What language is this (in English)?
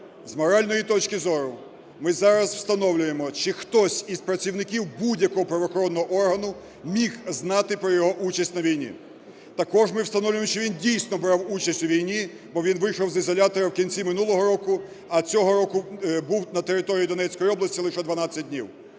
Ukrainian